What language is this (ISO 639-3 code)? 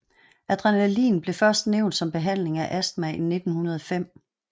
dan